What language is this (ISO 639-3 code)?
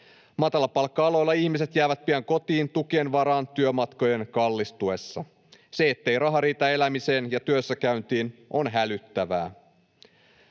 fin